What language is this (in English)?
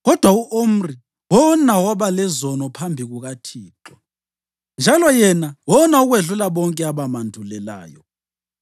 North Ndebele